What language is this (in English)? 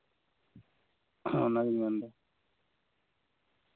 Santali